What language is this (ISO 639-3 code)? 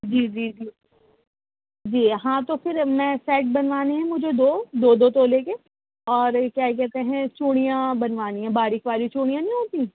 urd